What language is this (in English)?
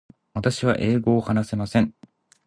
Japanese